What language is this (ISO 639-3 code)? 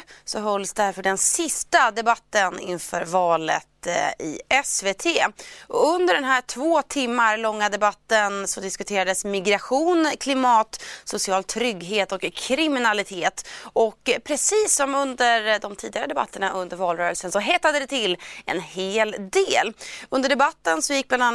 swe